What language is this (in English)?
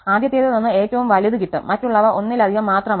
Malayalam